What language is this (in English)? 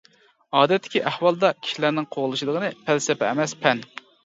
Uyghur